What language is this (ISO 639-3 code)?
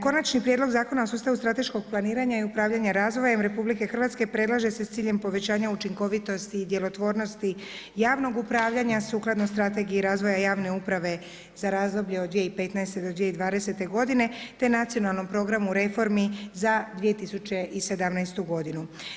hrv